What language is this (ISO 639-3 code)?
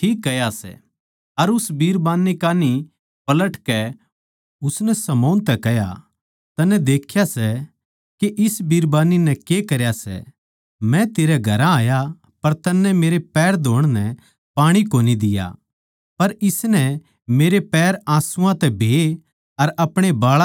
bgc